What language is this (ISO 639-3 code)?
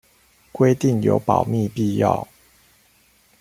zho